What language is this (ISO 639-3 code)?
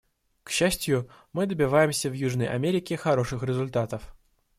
rus